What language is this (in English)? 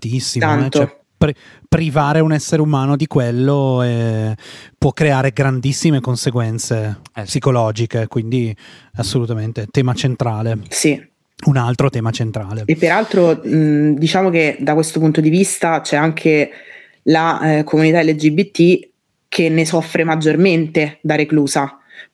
Italian